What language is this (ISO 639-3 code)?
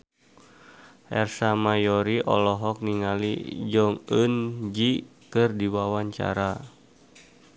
sun